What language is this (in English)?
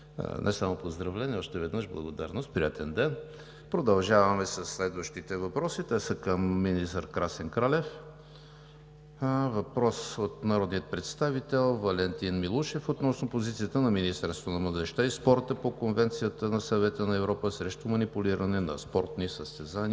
Bulgarian